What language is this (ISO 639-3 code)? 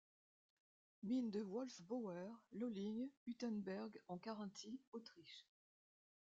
fra